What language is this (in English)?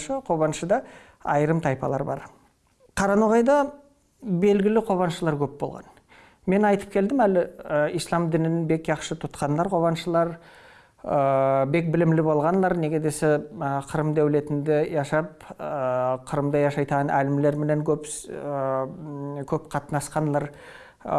Turkish